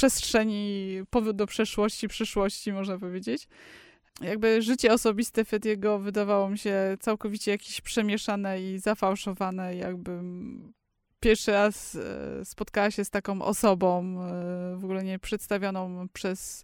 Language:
Polish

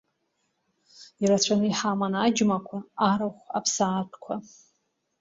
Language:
Abkhazian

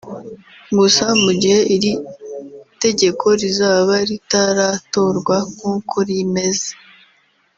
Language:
Kinyarwanda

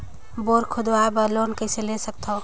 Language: Chhattisgarhi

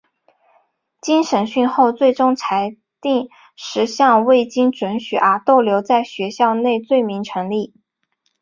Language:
Chinese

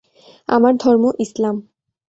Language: Bangla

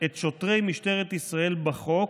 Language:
Hebrew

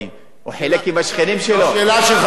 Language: Hebrew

